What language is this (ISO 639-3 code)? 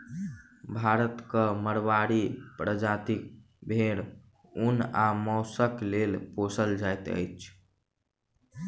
mai